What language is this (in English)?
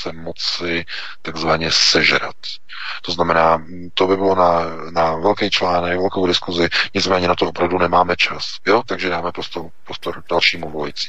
Czech